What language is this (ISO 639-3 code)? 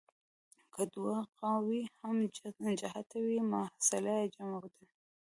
pus